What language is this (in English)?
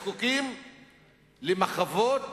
Hebrew